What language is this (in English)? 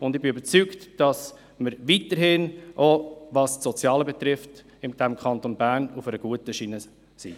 Swiss German